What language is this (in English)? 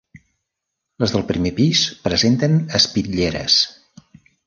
Catalan